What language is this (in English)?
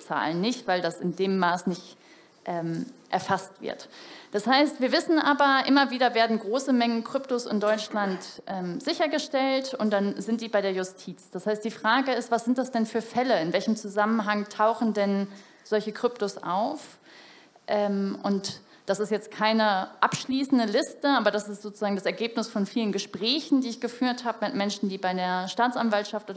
German